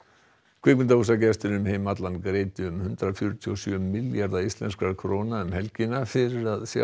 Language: Icelandic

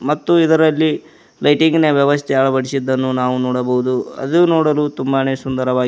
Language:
Kannada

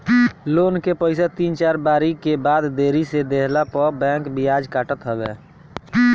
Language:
Bhojpuri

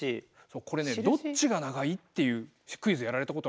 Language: Japanese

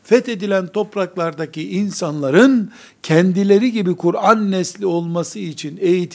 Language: Turkish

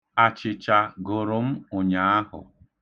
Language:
Igbo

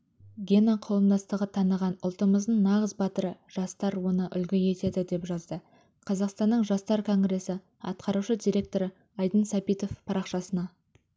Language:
Kazakh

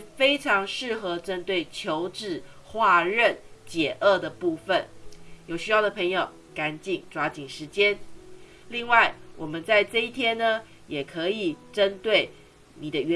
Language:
Chinese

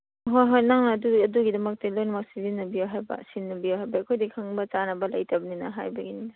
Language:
Manipuri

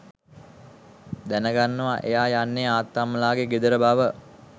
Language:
Sinhala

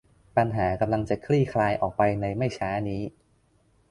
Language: Thai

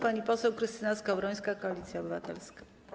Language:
Polish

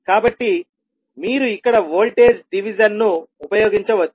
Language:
Telugu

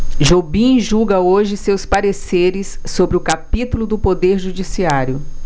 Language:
Portuguese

